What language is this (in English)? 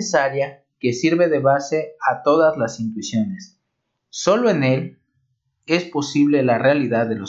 Spanish